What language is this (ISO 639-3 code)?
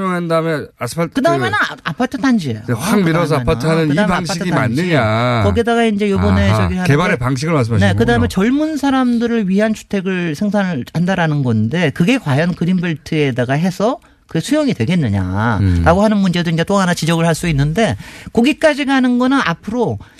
kor